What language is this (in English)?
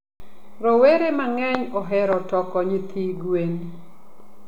Luo (Kenya and Tanzania)